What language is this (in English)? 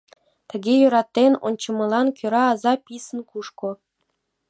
Mari